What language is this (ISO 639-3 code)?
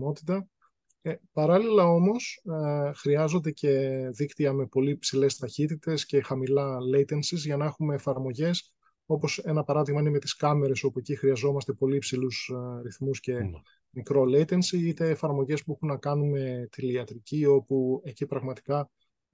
ell